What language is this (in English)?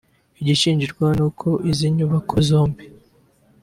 Kinyarwanda